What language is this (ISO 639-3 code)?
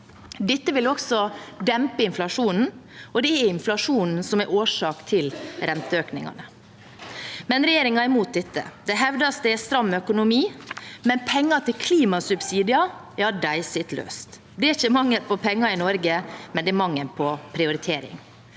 nor